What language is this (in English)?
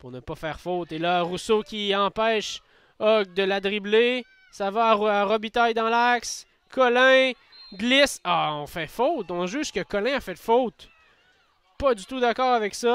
French